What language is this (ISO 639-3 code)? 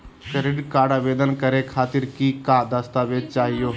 mag